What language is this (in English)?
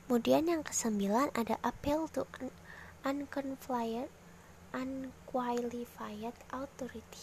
Indonesian